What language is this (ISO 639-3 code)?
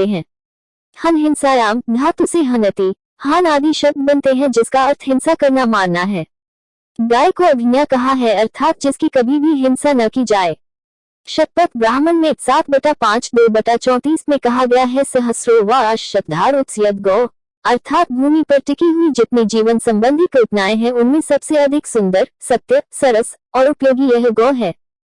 hin